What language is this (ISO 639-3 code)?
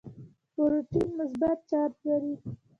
pus